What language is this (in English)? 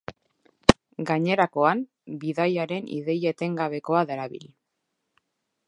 Basque